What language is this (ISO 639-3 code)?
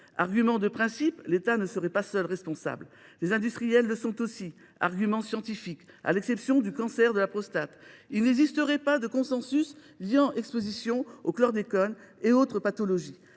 fra